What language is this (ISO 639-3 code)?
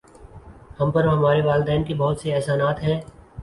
urd